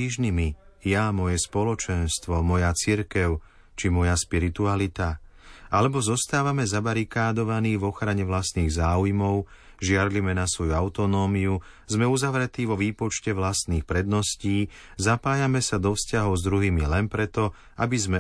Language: Slovak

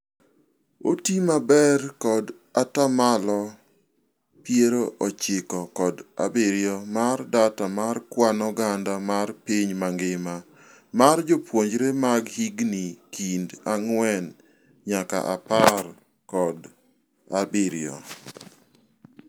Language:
Luo (Kenya and Tanzania)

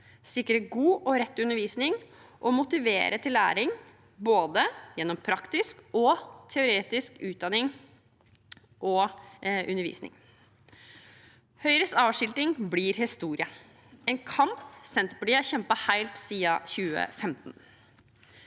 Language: Norwegian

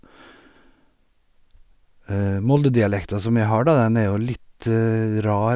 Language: Norwegian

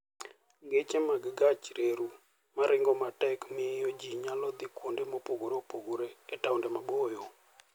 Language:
Luo (Kenya and Tanzania)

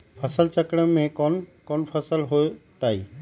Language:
Magahi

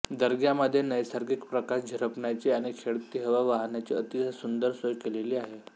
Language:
Marathi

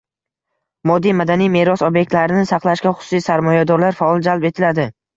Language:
Uzbek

